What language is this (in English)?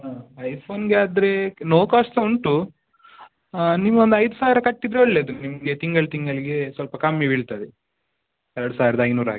Kannada